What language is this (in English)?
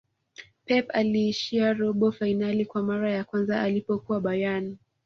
Swahili